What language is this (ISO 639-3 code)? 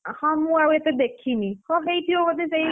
ori